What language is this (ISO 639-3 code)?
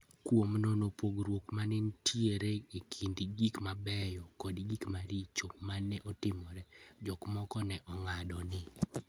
luo